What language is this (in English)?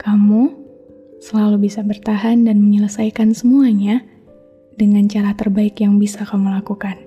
Indonesian